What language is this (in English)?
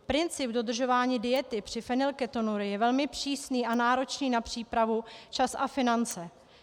Czech